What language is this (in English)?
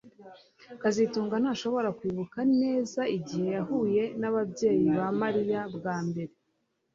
Kinyarwanda